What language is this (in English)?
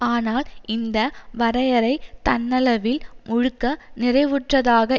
Tamil